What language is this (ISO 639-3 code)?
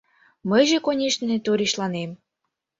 chm